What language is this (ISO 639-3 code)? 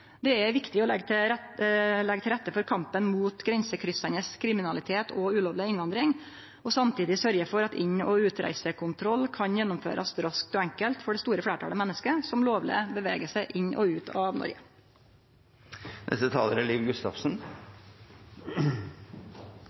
nno